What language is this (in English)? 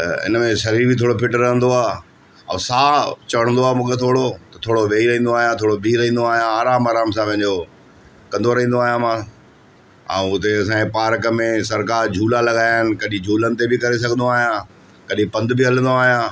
Sindhi